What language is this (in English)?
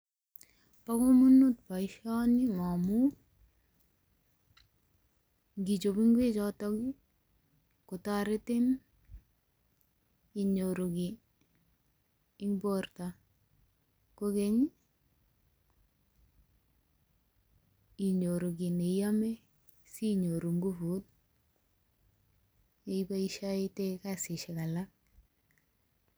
Kalenjin